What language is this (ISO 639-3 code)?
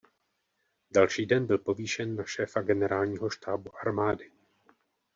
ces